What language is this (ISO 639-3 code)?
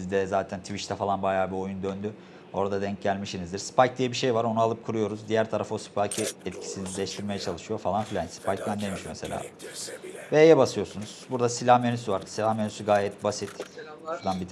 tur